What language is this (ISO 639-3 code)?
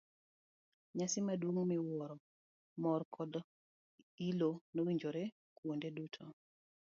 luo